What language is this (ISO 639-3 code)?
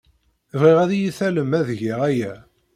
kab